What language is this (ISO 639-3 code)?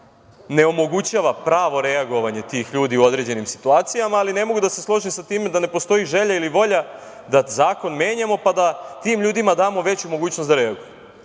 srp